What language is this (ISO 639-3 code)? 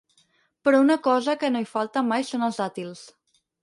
cat